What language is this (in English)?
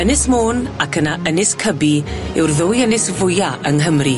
Welsh